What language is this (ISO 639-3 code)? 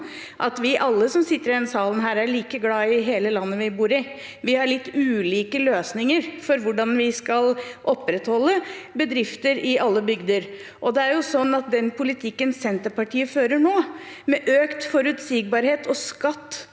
nor